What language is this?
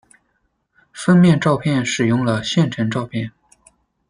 Chinese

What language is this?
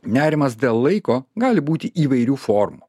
Lithuanian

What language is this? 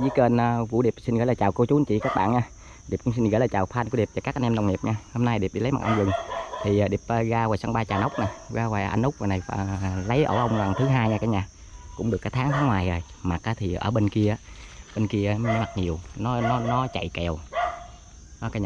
Vietnamese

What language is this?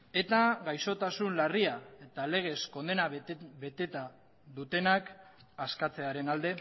Basque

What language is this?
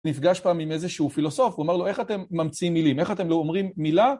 Hebrew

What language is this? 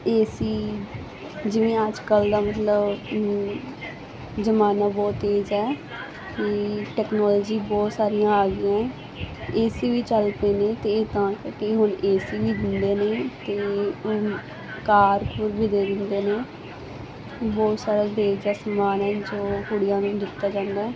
Punjabi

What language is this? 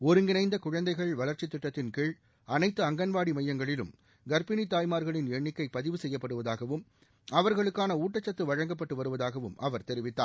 Tamil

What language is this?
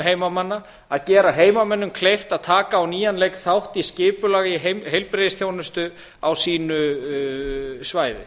Icelandic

